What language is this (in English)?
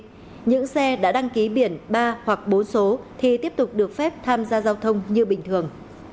Vietnamese